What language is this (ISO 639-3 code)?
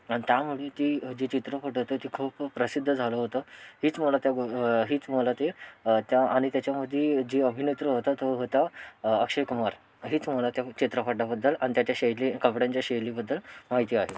mar